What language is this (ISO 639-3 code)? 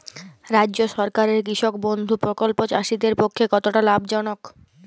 ben